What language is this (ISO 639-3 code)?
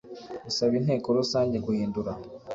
kin